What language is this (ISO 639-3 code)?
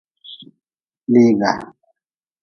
nmz